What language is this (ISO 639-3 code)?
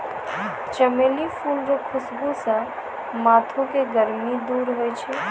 mai